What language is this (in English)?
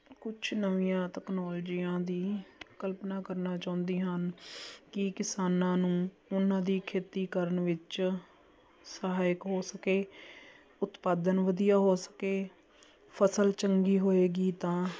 Punjabi